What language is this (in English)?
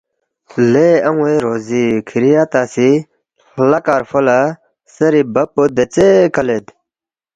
Balti